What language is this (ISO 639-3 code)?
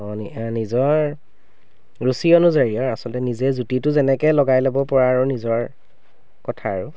asm